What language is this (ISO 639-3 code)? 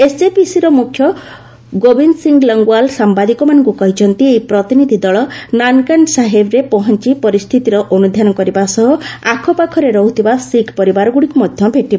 ori